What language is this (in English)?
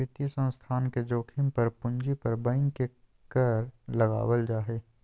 Magahi